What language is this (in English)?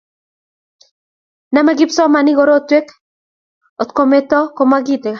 Kalenjin